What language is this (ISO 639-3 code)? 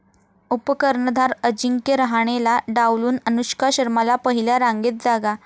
mar